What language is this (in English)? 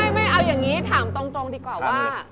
Thai